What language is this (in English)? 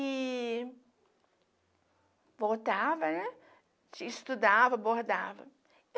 Portuguese